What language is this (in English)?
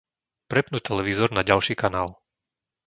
Slovak